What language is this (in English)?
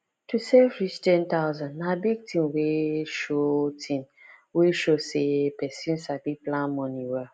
Nigerian Pidgin